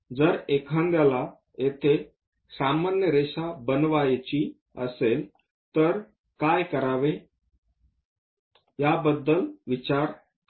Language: Marathi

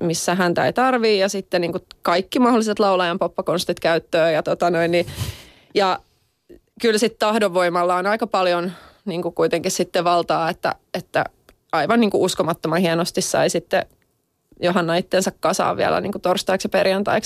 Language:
Finnish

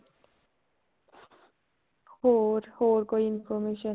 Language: Punjabi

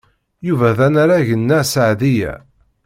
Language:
Kabyle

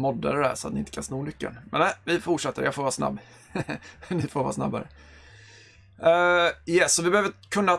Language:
Swedish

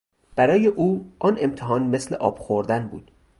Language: Persian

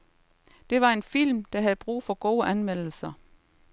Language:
Danish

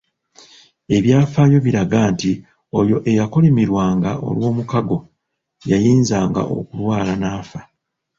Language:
Ganda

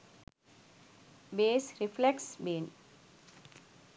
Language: Sinhala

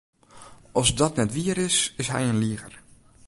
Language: Western Frisian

